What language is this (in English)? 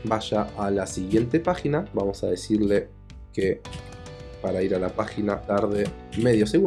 Spanish